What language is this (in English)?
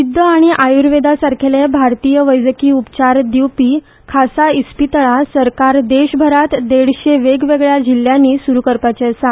Konkani